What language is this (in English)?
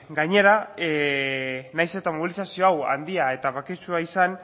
Basque